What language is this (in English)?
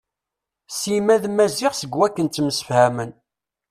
Kabyle